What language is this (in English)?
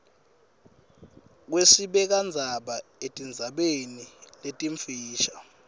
Swati